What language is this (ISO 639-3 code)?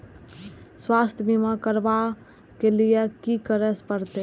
mai